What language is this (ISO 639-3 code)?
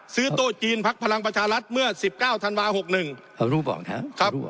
tha